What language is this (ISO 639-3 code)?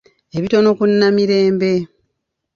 lug